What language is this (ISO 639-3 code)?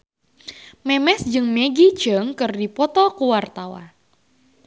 sun